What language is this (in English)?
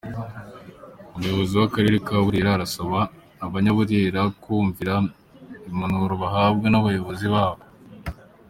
Kinyarwanda